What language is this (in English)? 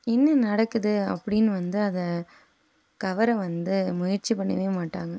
Tamil